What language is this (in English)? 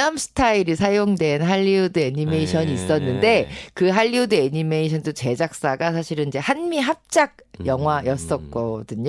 Korean